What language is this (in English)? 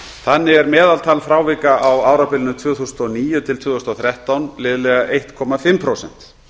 Icelandic